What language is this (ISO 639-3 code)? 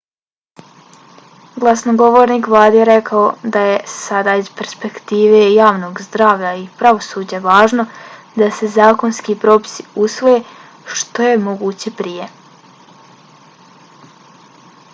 bos